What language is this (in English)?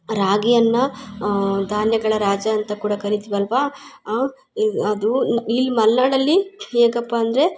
Kannada